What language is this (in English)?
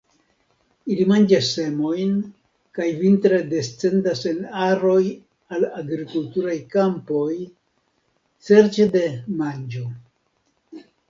Esperanto